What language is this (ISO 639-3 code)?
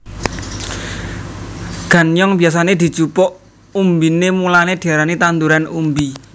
jav